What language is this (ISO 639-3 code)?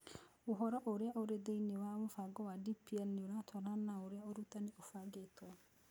kik